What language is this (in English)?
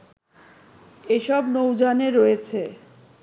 Bangla